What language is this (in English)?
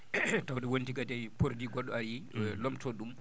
Fula